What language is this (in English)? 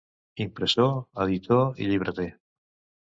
Catalan